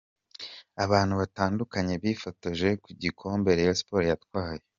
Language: Kinyarwanda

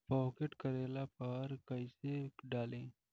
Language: Bhojpuri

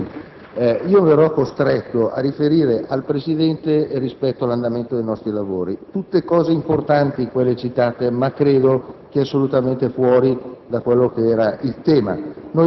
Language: Italian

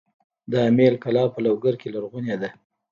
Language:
Pashto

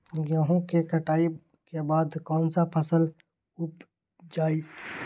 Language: Magahi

